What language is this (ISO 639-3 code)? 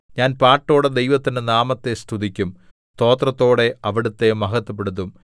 mal